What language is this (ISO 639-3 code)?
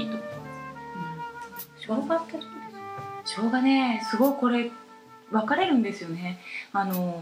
jpn